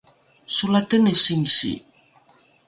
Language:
Rukai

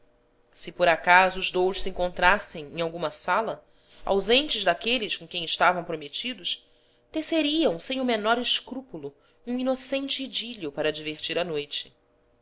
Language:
Portuguese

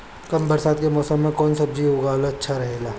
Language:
Bhojpuri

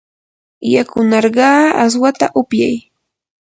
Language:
Yanahuanca Pasco Quechua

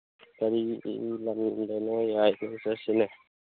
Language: Manipuri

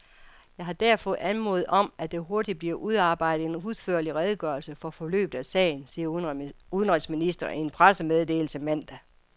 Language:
Danish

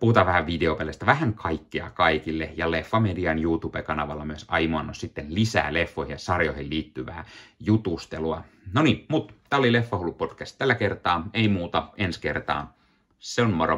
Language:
Finnish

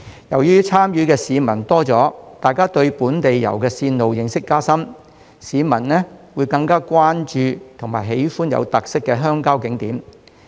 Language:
Cantonese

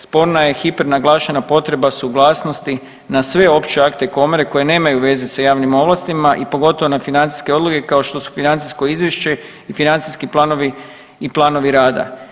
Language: Croatian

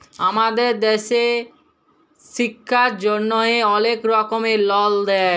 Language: Bangla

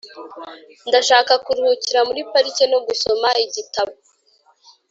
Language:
Kinyarwanda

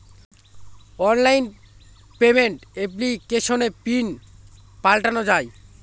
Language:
Bangla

